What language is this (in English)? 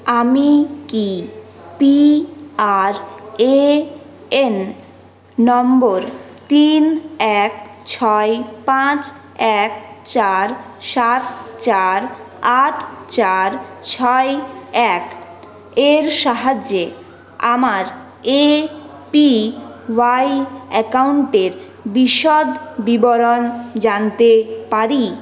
Bangla